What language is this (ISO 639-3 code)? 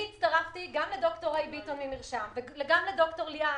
heb